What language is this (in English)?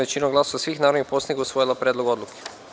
Serbian